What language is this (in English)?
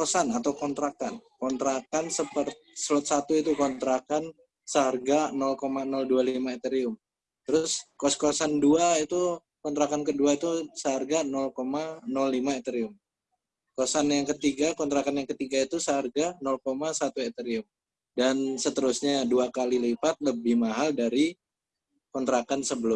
Indonesian